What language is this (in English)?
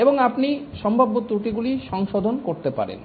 Bangla